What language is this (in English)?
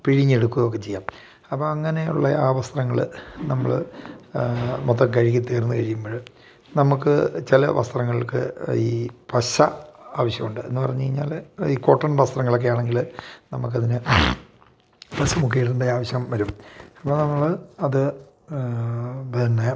Malayalam